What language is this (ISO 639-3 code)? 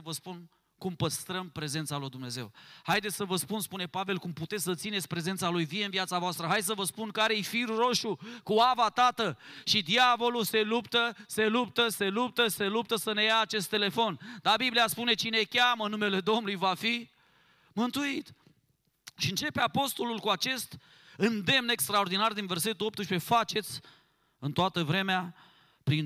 ron